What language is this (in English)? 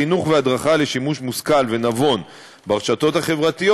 Hebrew